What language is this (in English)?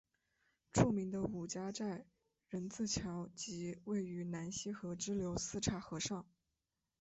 Chinese